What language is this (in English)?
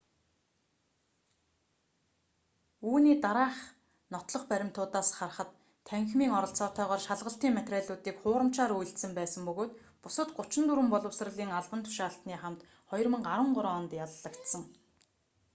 Mongolian